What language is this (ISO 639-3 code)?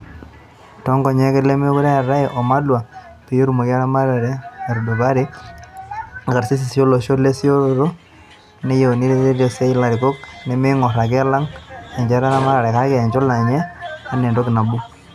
mas